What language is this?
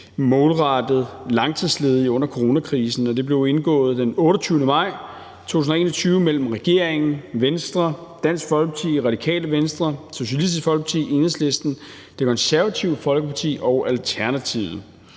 Danish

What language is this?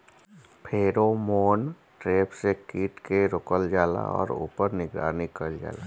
Bhojpuri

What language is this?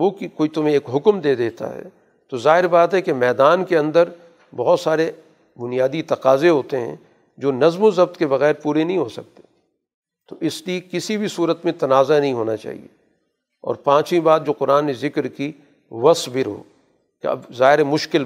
Urdu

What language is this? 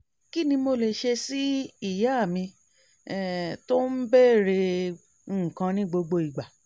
Yoruba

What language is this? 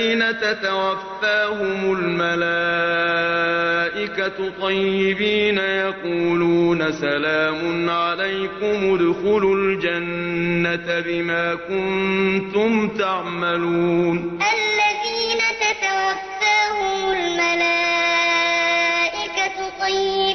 Arabic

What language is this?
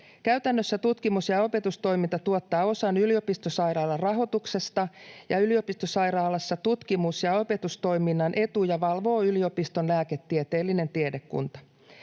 Finnish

